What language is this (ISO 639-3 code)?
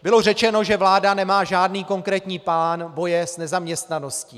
ces